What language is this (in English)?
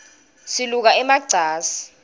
Swati